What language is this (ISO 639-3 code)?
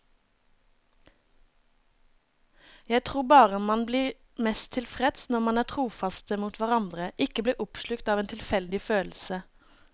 nor